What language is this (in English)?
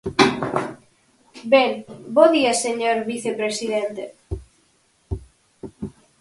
Galician